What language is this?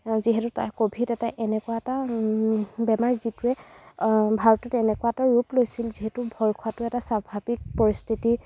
Assamese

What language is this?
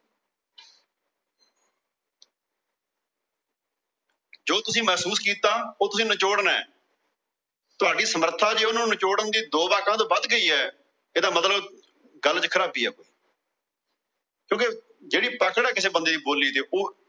Punjabi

